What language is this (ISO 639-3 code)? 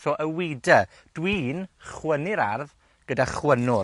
cym